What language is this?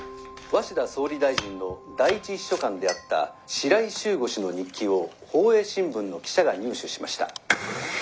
Japanese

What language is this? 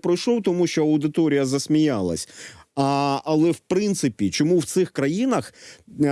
Ukrainian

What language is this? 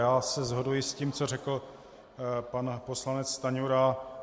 Czech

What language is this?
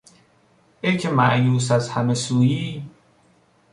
Persian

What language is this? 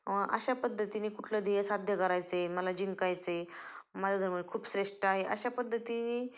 Marathi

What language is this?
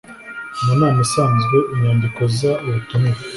Kinyarwanda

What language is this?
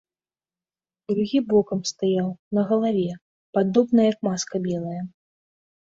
Belarusian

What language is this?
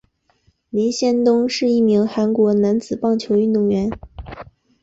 Chinese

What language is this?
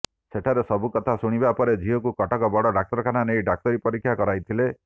Odia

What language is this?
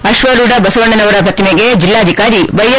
Kannada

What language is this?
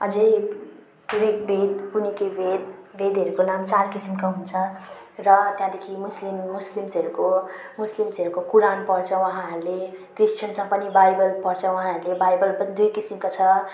Nepali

